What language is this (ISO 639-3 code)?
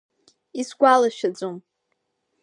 abk